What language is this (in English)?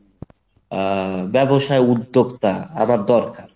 Bangla